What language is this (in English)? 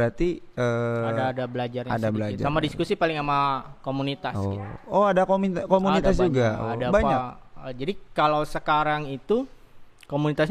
Indonesian